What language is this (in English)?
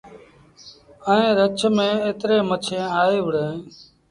Sindhi Bhil